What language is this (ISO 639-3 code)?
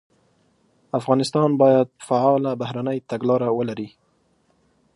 pus